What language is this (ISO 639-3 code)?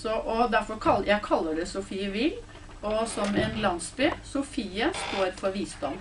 nor